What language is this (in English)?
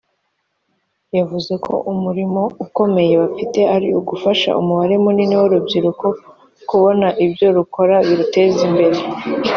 Kinyarwanda